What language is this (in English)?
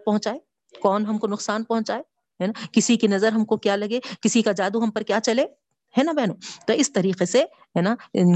Urdu